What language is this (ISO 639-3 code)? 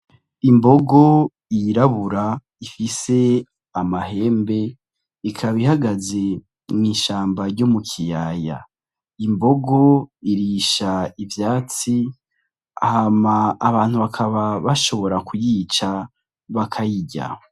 run